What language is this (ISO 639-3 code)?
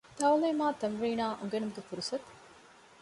div